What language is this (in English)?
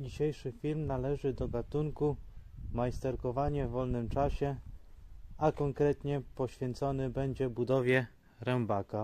Polish